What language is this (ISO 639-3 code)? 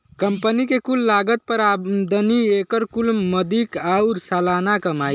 bho